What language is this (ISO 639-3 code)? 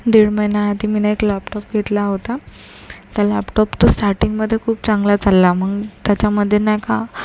mar